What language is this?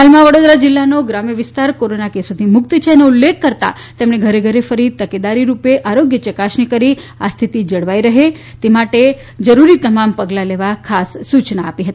Gujarati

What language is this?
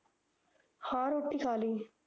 Punjabi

